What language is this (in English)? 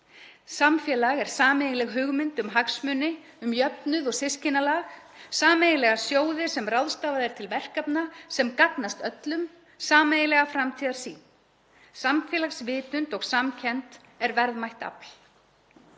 Icelandic